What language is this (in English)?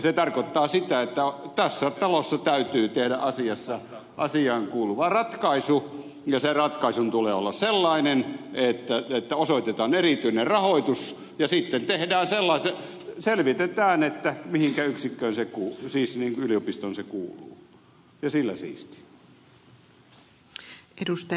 Finnish